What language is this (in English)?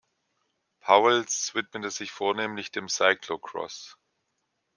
German